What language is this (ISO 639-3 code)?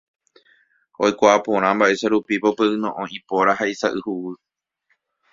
grn